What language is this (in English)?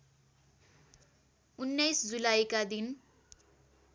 Nepali